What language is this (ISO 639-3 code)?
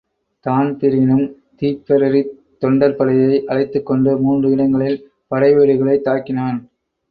tam